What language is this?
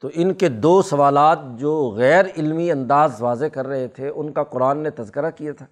Urdu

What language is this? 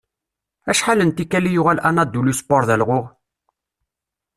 Kabyle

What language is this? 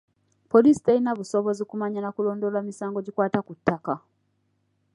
Ganda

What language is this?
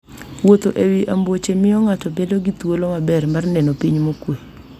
Luo (Kenya and Tanzania)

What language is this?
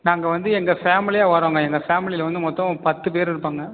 Tamil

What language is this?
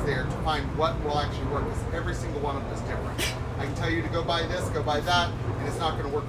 English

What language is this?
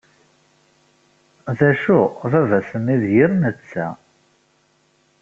Kabyle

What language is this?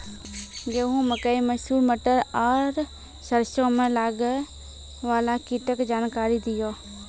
Maithili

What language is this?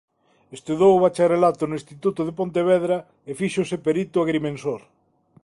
Galician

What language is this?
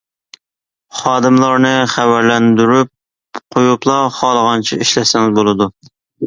Uyghur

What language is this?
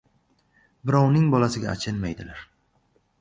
Uzbek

